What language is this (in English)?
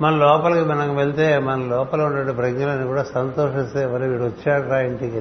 Telugu